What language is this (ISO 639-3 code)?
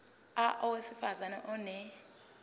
zul